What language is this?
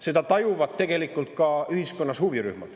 Estonian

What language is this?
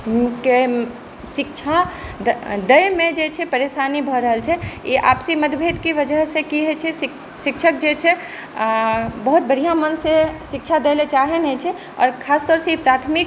Maithili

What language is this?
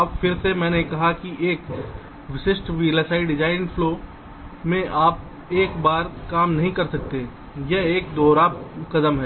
Hindi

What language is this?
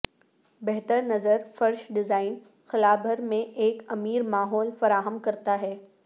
Urdu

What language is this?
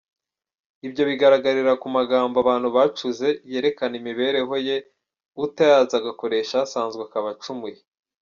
Kinyarwanda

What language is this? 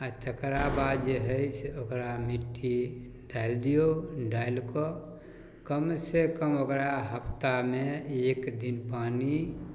Maithili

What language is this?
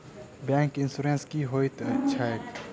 Maithili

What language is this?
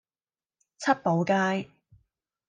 Cantonese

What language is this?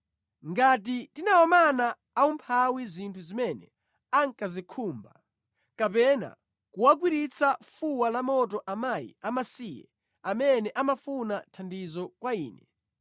Nyanja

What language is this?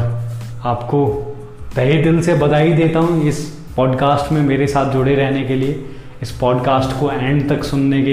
Hindi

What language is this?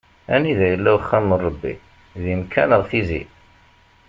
Kabyle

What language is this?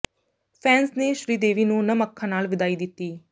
Punjabi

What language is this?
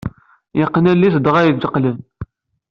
Kabyle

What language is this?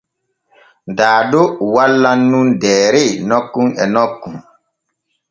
Borgu Fulfulde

